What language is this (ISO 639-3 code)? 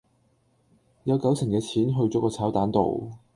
yue